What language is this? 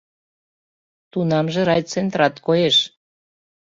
Mari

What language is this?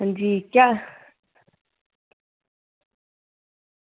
Dogri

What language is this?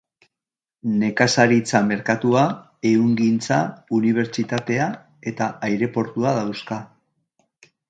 Basque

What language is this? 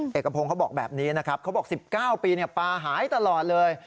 Thai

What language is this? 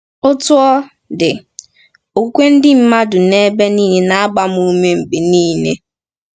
Igbo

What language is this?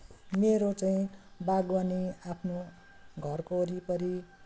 Nepali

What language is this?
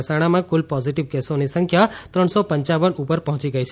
Gujarati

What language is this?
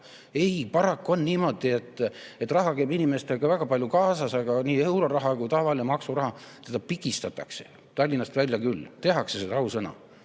Estonian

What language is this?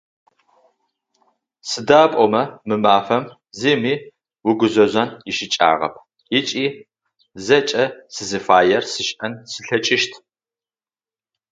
Adyghe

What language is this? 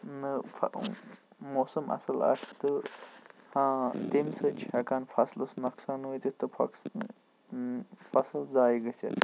Kashmiri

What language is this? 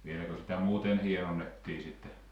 Finnish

